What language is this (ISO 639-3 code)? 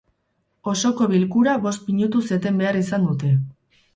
eus